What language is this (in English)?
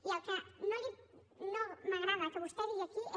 Catalan